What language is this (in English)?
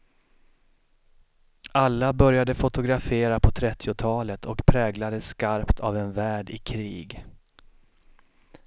Swedish